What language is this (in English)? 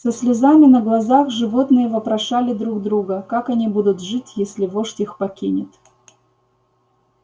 Russian